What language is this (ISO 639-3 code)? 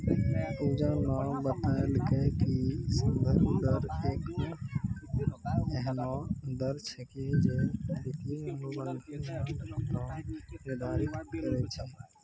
mai